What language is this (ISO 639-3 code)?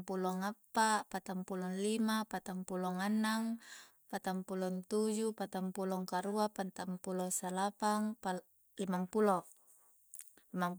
kjc